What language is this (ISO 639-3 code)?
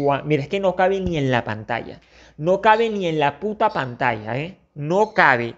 spa